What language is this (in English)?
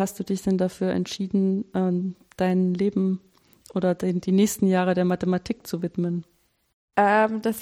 German